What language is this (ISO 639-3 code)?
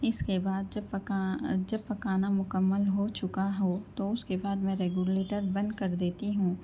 urd